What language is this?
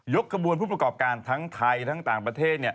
Thai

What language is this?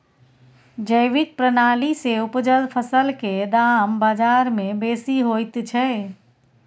Maithili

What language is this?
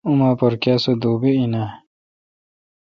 Kalkoti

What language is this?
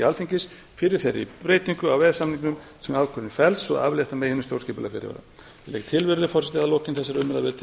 Icelandic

